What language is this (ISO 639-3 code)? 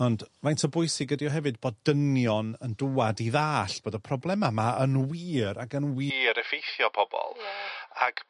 cym